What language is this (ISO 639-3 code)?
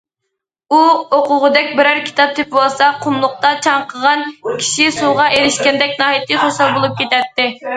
uig